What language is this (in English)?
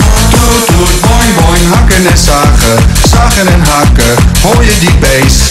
Dutch